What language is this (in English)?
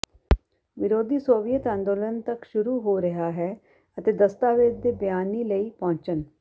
Punjabi